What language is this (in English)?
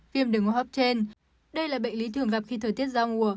Vietnamese